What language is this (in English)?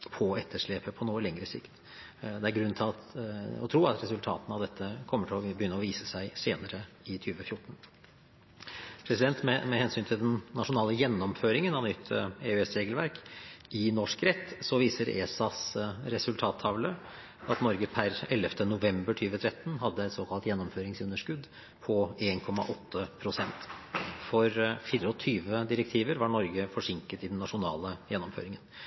Norwegian Bokmål